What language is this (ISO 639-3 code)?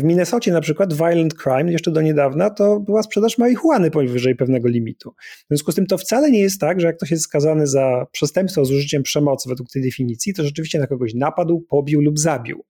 pol